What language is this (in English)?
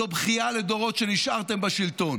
Hebrew